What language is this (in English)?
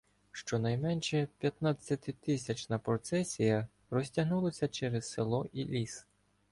Ukrainian